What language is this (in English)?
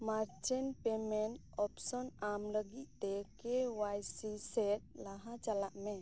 Santali